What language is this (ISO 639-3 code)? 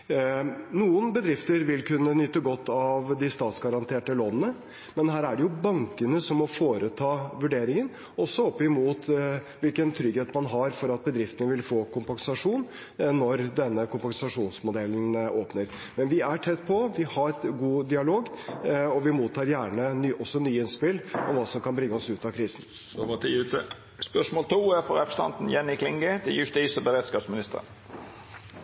nor